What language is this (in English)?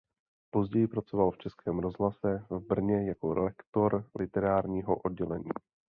Czech